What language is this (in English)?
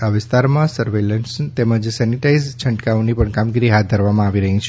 Gujarati